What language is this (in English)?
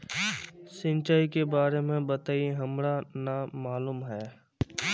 Magahi